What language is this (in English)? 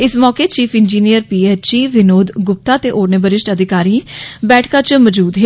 Dogri